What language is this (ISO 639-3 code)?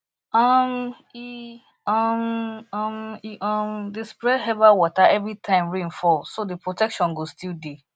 pcm